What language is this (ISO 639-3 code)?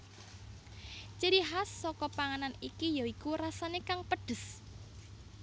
jav